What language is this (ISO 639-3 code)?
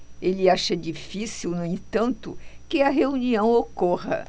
por